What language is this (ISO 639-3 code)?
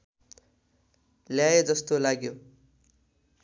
nep